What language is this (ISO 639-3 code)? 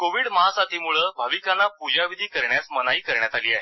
mar